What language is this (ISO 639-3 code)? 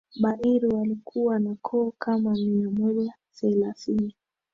swa